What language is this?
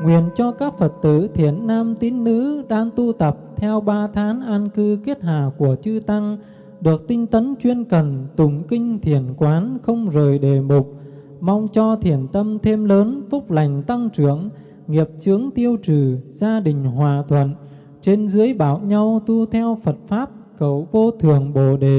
Vietnamese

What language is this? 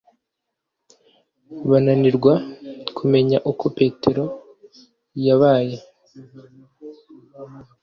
Kinyarwanda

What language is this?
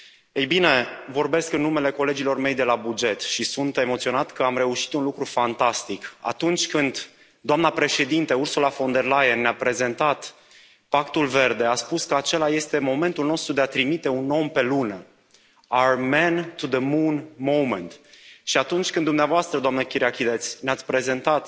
Romanian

